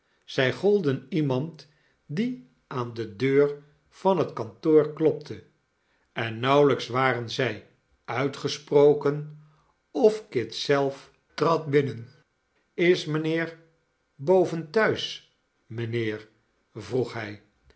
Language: Dutch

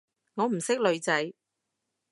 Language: Cantonese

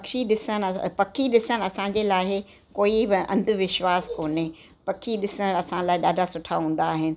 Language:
Sindhi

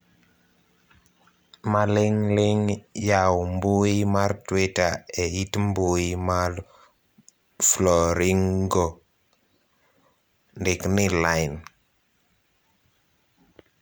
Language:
Luo (Kenya and Tanzania)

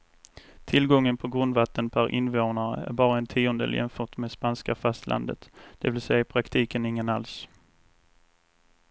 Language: Swedish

